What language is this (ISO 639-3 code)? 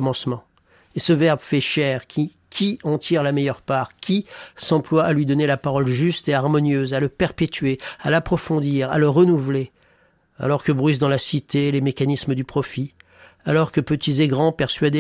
fra